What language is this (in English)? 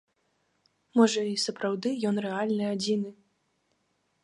Belarusian